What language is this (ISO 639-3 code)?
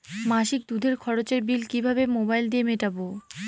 ben